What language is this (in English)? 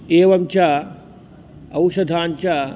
Sanskrit